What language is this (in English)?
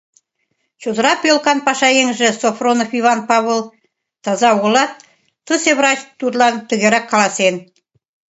Mari